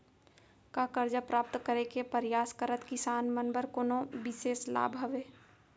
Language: Chhattisgarhi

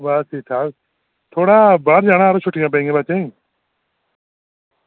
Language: Dogri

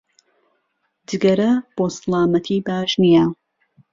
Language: Central Kurdish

